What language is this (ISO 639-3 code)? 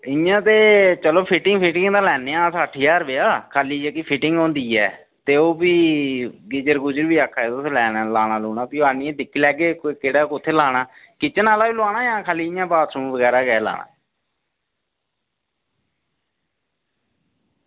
doi